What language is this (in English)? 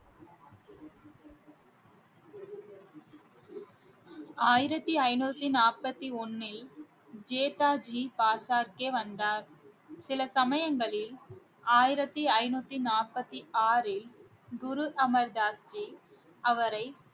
Tamil